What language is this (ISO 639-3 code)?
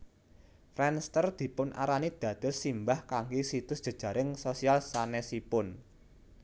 jav